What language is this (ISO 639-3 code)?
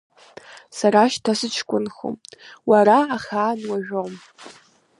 abk